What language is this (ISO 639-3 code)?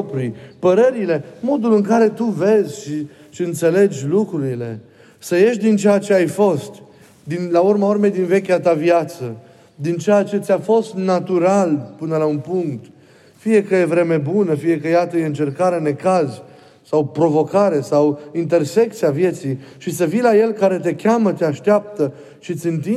ron